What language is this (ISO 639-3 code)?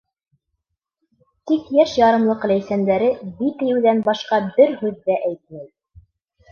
bak